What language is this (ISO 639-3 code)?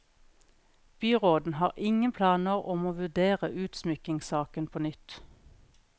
nor